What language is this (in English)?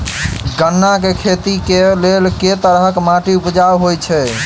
Maithili